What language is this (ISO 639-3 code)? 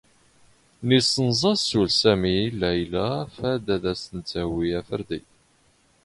zgh